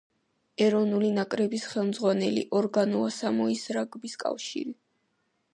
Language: Georgian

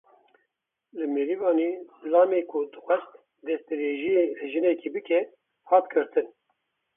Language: Kurdish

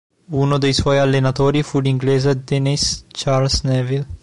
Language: Italian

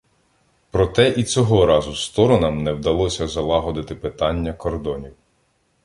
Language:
Ukrainian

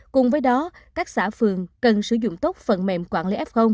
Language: Vietnamese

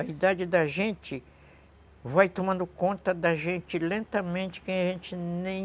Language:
Portuguese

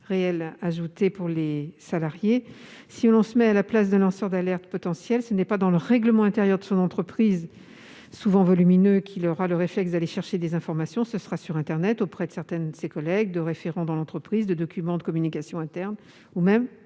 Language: French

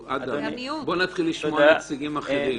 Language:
Hebrew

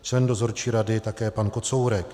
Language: Czech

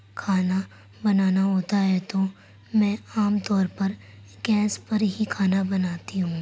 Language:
Urdu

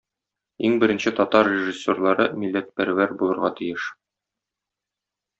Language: Tatar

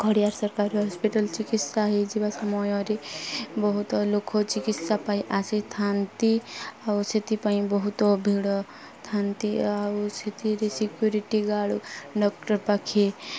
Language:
Odia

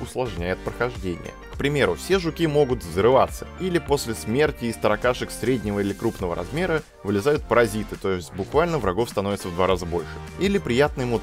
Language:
Russian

